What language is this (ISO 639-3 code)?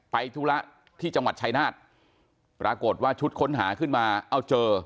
tha